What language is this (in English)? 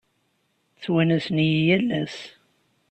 Kabyle